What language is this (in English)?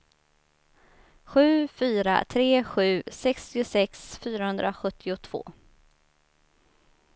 Swedish